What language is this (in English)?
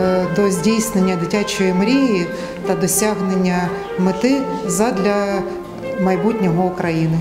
Ukrainian